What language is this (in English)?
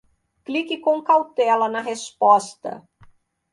Portuguese